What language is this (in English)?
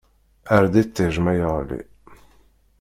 Kabyle